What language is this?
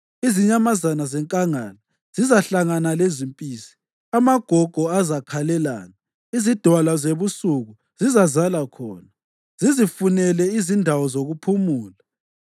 North Ndebele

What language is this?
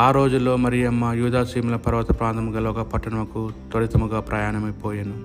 Telugu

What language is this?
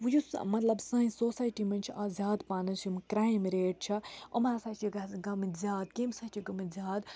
Kashmiri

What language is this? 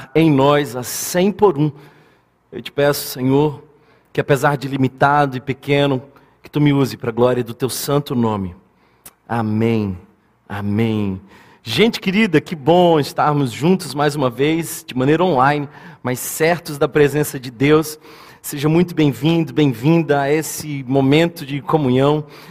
Portuguese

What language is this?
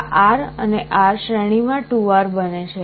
Gujarati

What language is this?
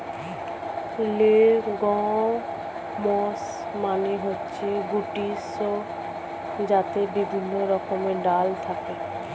Bangla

